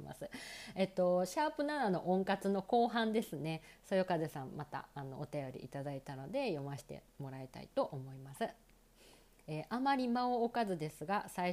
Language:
Japanese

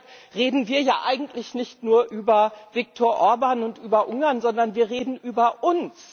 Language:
German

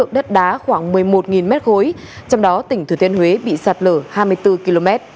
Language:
Vietnamese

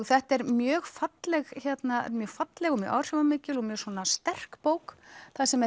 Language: Icelandic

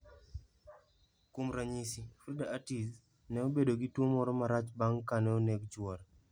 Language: Luo (Kenya and Tanzania)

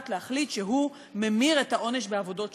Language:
Hebrew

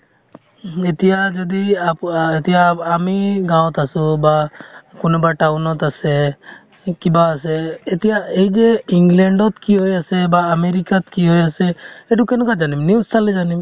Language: Assamese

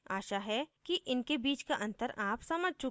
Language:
Hindi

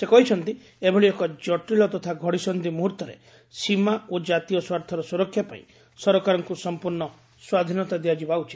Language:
Odia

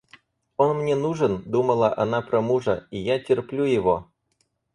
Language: Russian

